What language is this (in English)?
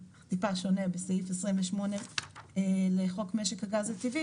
Hebrew